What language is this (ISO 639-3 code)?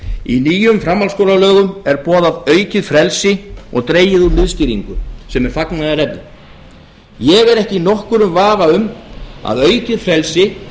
isl